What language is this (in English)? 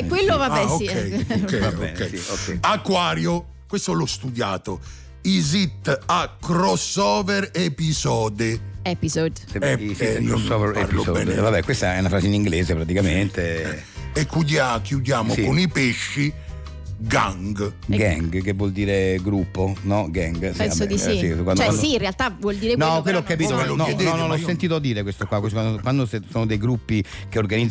Italian